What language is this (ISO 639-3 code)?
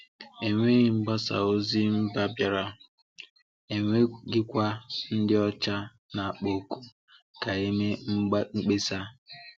ibo